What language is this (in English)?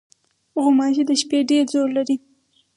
Pashto